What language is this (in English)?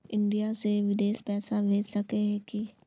Magahi